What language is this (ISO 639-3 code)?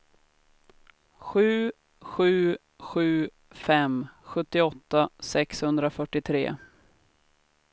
swe